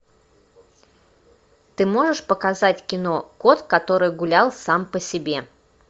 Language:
Russian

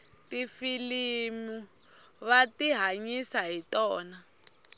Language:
Tsonga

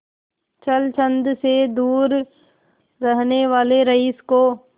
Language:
Hindi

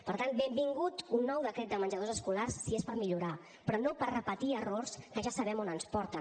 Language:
Catalan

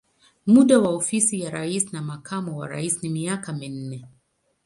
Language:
Swahili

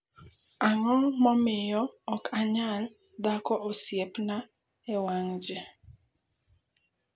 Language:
Luo (Kenya and Tanzania)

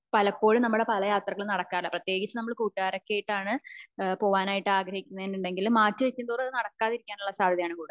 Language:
Malayalam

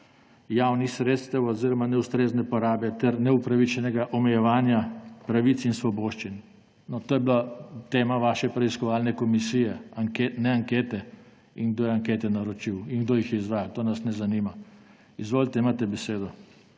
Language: Slovenian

